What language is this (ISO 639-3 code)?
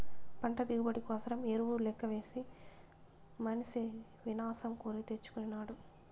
tel